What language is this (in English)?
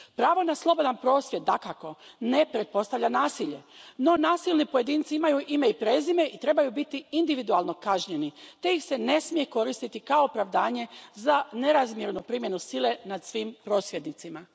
Croatian